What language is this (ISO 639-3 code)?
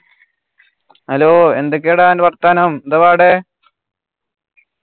mal